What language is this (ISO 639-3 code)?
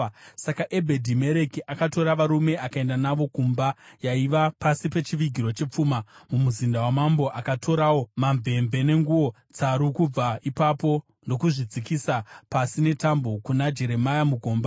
sna